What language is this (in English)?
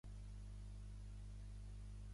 Catalan